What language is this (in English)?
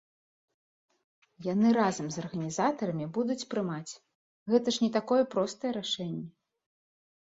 Belarusian